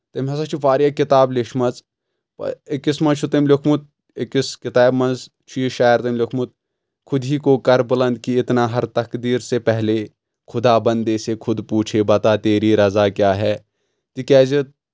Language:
Kashmiri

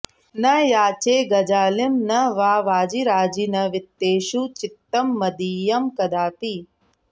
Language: Sanskrit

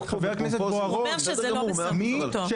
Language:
Hebrew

